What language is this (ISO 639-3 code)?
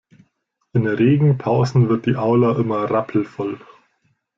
deu